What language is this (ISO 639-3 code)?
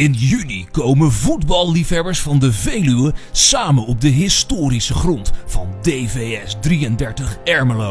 nld